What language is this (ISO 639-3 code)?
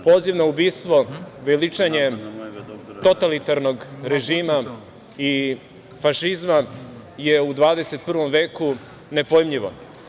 srp